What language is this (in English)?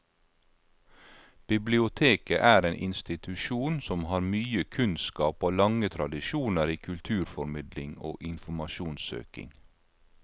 Norwegian